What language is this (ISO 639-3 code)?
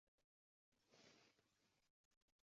uzb